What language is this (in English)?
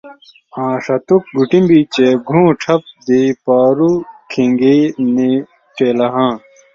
Indus Kohistani